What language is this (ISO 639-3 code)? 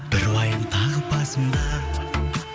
kaz